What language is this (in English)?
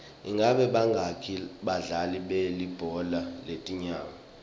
Swati